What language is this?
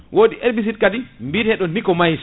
Fula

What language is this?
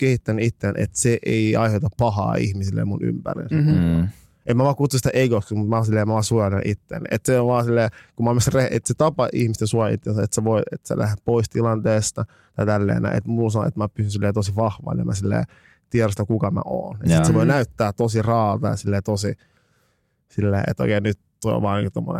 Finnish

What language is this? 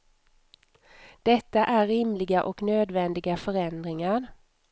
Swedish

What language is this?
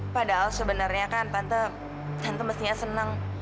Indonesian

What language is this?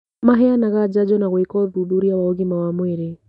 Kikuyu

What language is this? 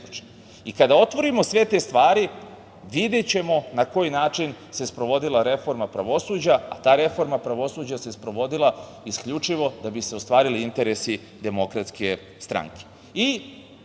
Serbian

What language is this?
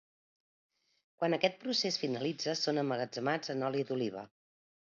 Catalan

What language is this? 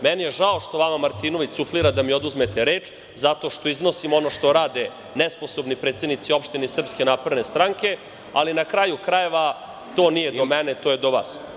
Serbian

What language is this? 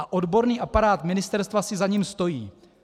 Czech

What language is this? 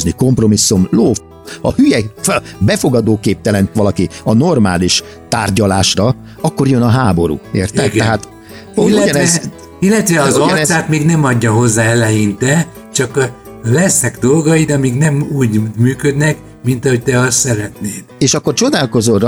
Hungarian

